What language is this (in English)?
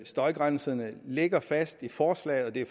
Danish